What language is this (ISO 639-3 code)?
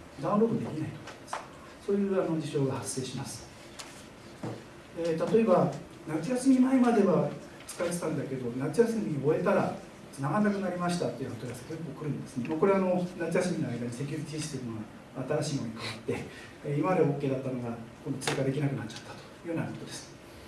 jpn